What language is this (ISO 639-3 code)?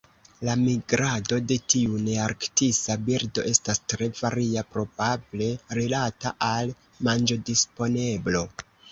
epo